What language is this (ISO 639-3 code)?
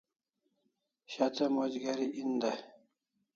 kls